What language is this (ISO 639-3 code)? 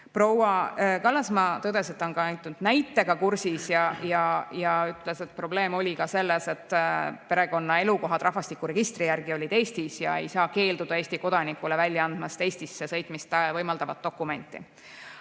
est